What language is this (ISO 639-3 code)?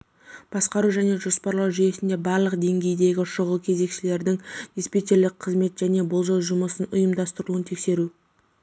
kaz